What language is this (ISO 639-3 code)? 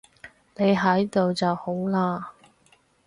yue